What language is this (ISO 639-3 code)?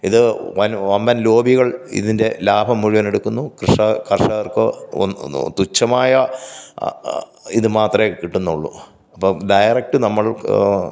mal